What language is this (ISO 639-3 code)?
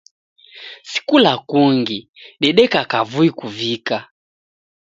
dav